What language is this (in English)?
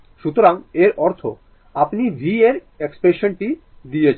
Bangla